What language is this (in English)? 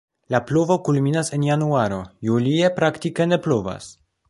Esperanto